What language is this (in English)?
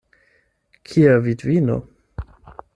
Esperanto